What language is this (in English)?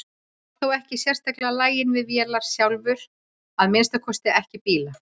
Icelandic